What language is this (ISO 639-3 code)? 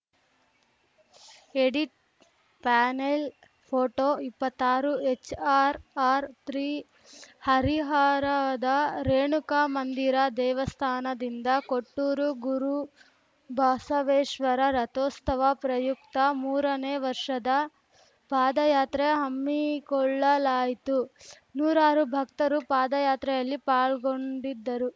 kan